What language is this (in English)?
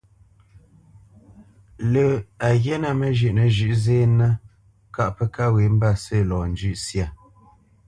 Bamenyam